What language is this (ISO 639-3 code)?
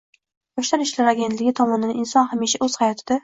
uzb